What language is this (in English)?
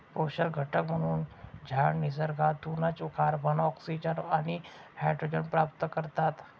Marathi